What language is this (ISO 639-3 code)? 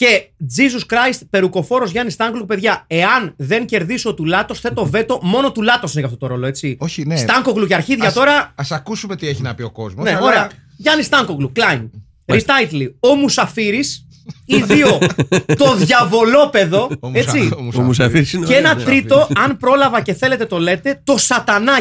ell